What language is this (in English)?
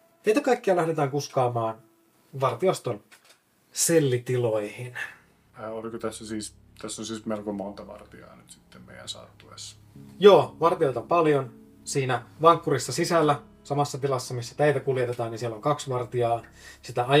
Finnish